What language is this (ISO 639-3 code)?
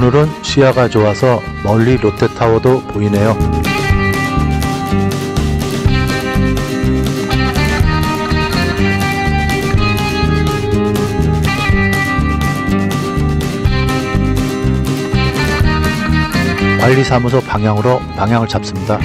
kor